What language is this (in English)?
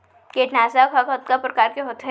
Chhattisgarhi